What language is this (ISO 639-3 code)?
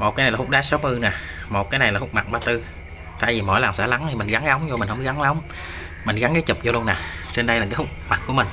vie